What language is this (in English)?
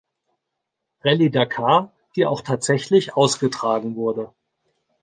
German